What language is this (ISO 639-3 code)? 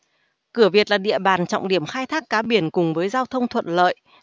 vie